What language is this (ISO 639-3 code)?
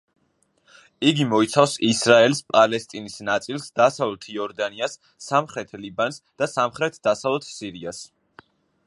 kat